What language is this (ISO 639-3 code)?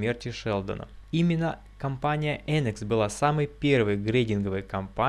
rus